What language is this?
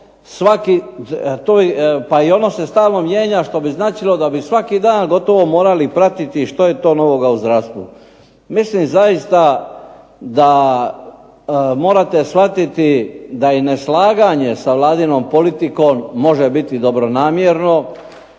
Croatian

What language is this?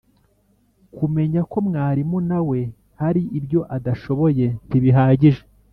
Kinyarwanda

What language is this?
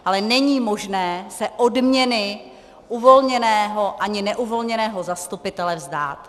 Czech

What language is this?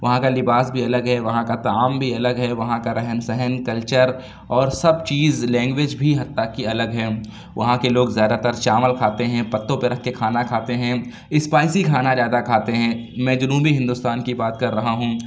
Urdu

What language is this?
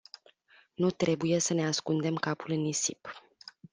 Romanian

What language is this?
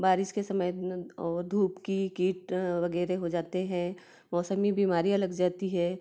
Hindi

